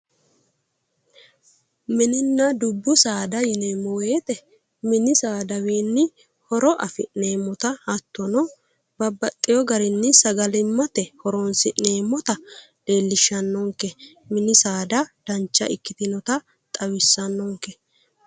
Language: Sidamo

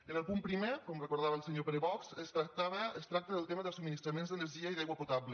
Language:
Catalan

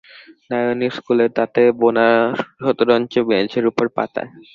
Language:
Bangla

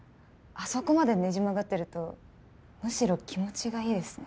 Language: Japanese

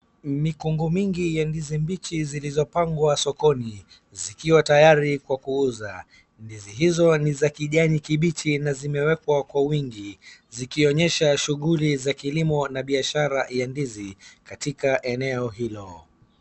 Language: Swahili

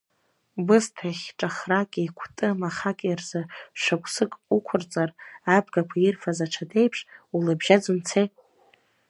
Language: Abkhazian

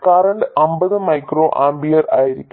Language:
Malayalam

